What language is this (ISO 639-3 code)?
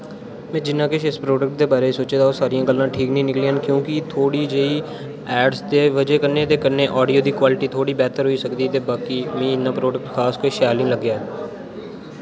doi